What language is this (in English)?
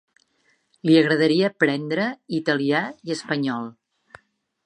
Catalan